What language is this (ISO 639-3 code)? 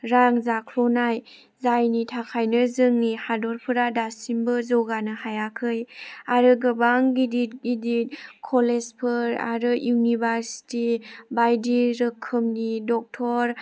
brx